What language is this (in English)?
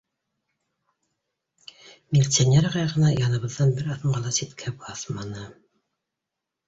Bashkir